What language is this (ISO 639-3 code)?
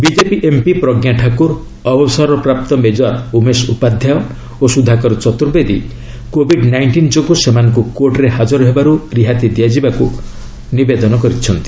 ori